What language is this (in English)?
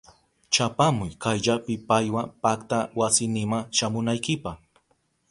Southern Pastaza Quechua